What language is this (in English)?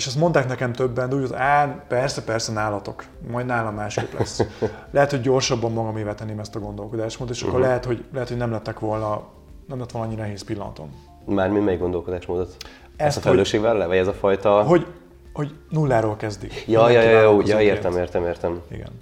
Hungarian